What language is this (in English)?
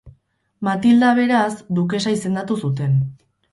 Basque